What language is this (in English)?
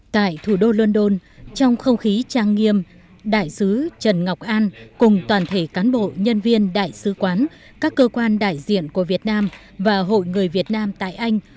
Vietnamese